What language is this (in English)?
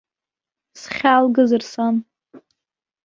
Abkhazian